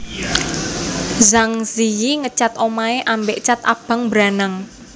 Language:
Javanese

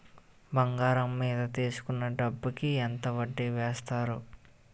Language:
Telugu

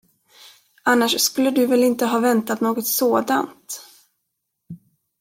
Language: Swedish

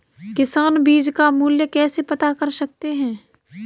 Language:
Hindi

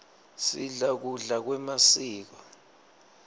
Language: Swati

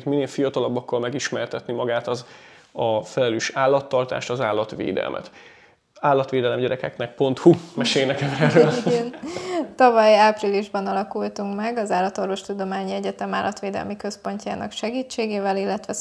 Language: Hungarian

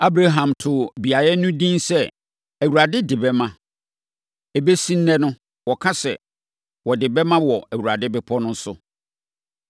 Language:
Akan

